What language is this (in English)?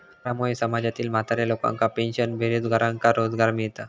Marathi